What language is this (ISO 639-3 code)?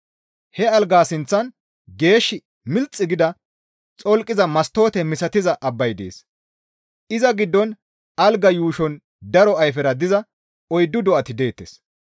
gmv